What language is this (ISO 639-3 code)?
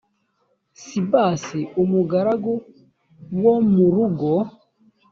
kin